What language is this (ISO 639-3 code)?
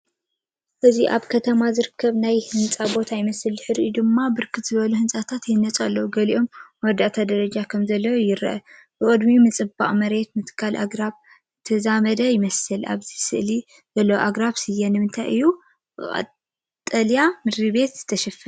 tir